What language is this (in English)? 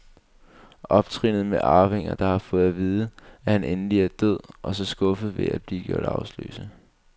Danish